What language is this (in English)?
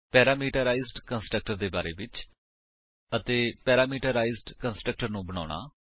Punjabi